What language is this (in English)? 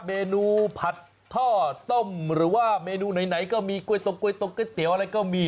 Thai